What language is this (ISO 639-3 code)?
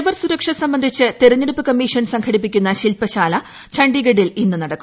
mal